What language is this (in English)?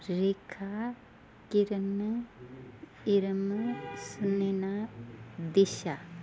Sindhi